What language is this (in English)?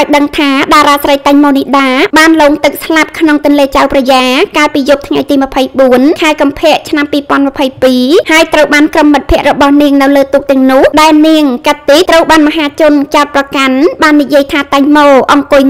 Thai